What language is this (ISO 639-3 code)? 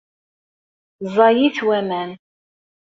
kab